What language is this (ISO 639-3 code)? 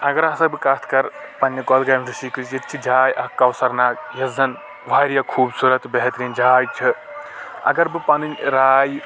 kas